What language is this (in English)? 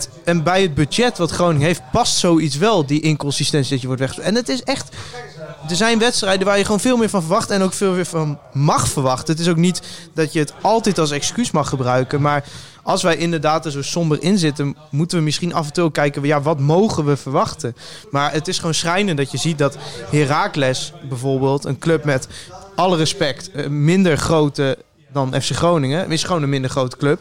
Dutch